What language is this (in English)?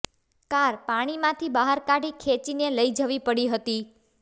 Gujarati